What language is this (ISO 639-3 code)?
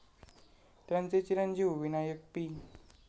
mar